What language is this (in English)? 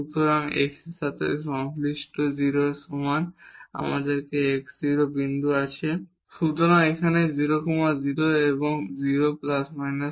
Bangla